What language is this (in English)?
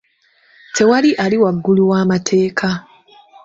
Ganda